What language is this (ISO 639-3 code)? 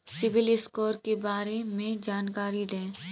hin